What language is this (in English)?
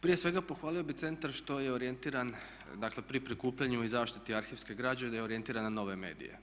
Croatian